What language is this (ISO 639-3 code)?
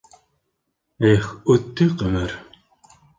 bak